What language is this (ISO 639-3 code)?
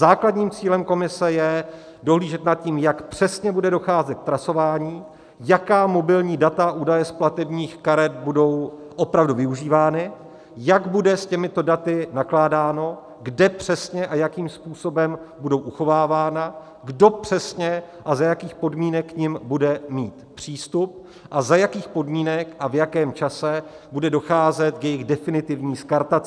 ces